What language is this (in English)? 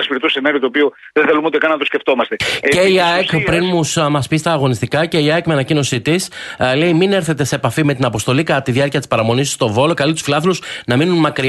Greek